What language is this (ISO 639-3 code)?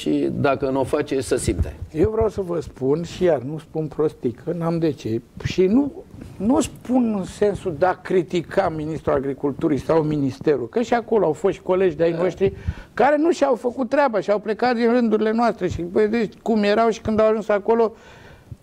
ron